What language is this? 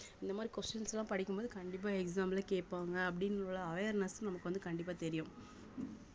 Tamil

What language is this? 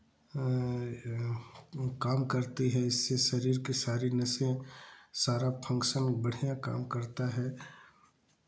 Hindi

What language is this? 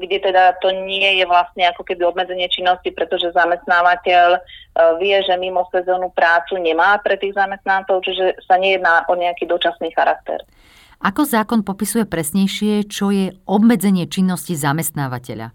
Slovak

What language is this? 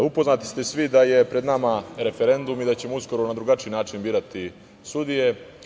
Serbian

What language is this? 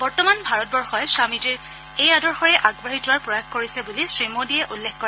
Assamese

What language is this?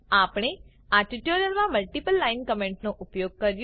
Gujarati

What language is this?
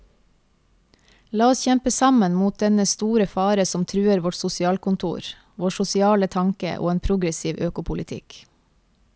Norwegian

